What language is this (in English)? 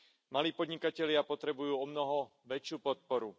Slovak